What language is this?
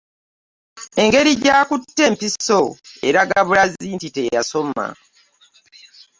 Ganda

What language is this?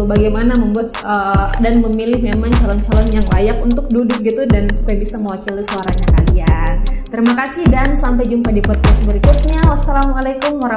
Indonesian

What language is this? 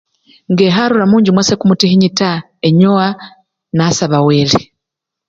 Luyia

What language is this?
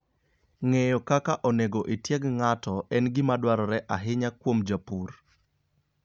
Luo (Kenya and Tanzania)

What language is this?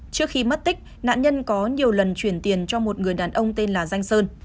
Vietnamese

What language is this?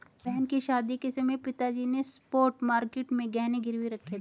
Hindi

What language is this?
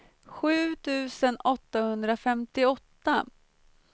Swedish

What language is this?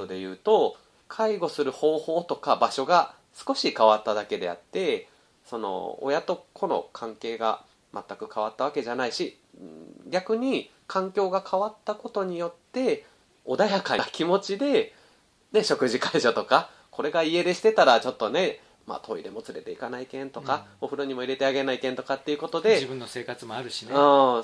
Japanese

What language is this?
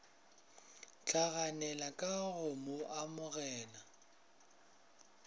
Northern Sotho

